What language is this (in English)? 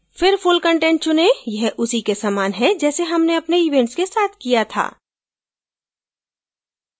Hindi